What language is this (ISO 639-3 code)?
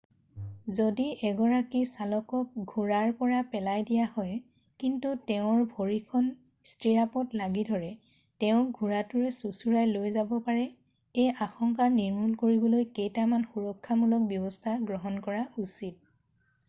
asm